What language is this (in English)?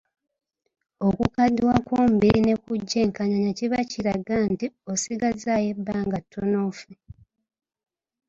Ganda